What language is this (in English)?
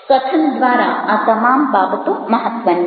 Gujarati